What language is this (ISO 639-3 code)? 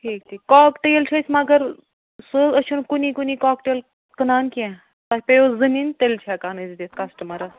kas